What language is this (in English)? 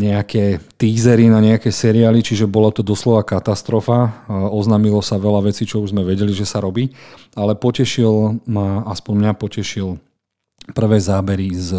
Slovak